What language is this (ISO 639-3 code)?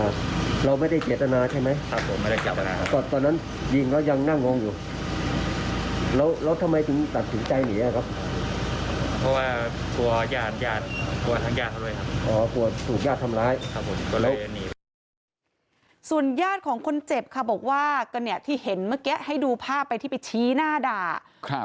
tha